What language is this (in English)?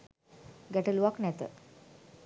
Sinhala